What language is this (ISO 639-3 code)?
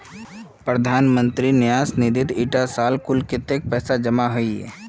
mag